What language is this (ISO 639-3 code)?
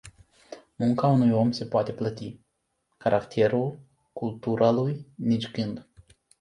ron